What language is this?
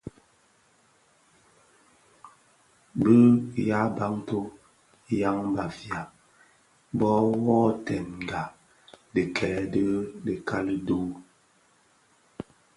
Bafia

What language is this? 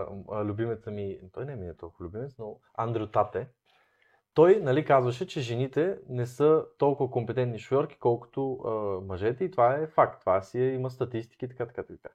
Bulgarian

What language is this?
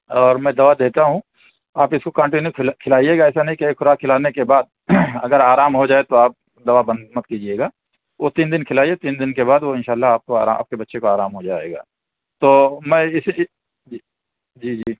Urdu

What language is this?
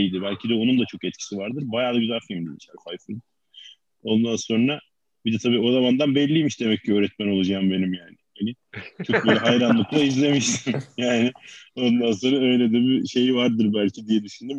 Turkish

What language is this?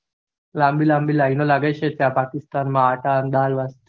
Gujarati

